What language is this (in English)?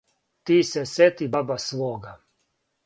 Serbian